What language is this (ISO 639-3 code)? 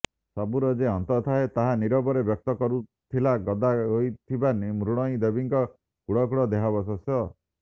ori